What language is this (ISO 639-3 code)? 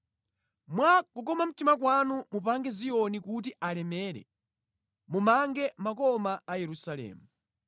nya